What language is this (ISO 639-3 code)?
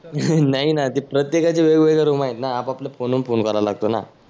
mar